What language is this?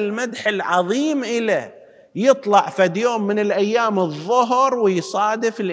Arabic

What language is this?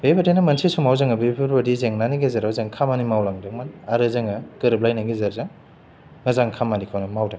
Bodo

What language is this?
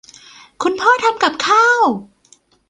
Thai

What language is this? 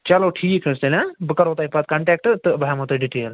Kashmiri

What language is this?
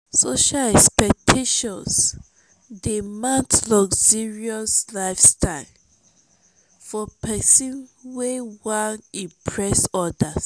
Nigerian Pidgin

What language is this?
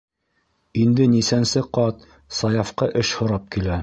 Bashkir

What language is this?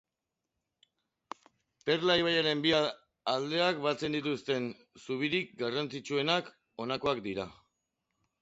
Basque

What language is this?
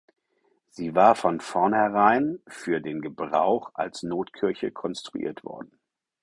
German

